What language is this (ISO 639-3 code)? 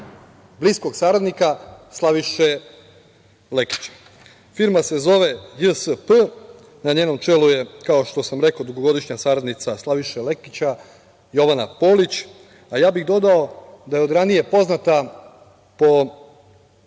srp